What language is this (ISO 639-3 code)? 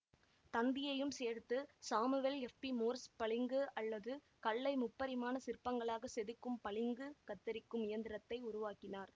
tam